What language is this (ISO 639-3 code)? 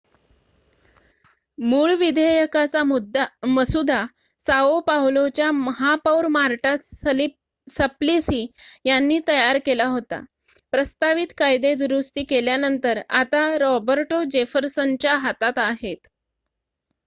mar